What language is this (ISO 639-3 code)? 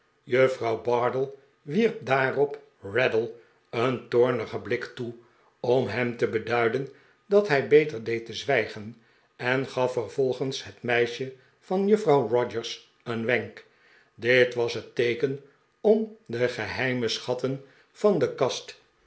nld